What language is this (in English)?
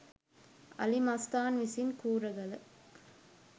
Sinhala